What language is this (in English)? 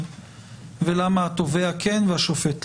Hebrew